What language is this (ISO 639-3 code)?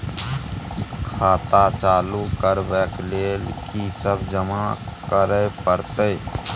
mai